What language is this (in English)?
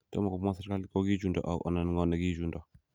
Kalenjin